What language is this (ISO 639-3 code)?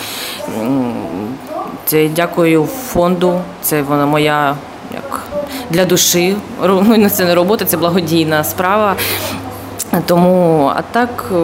hun